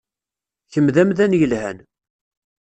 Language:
Kabyle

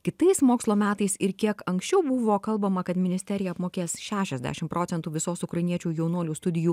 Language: Lithuanian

